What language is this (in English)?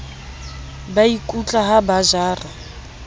Southern Sotho